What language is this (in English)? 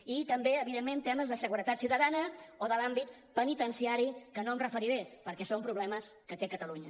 Catalan